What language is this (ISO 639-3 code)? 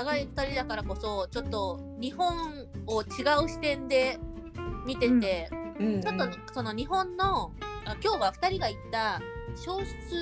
jpn